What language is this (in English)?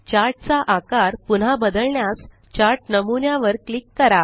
Marathi